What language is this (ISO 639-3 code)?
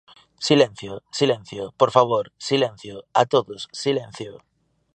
glg